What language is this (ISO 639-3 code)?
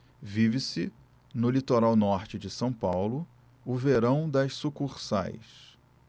por